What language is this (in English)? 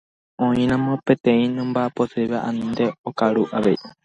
Guarani